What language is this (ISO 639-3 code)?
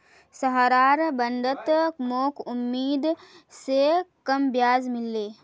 mag